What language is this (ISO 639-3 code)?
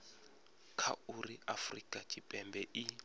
ven